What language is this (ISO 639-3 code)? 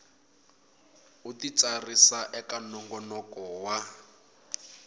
tso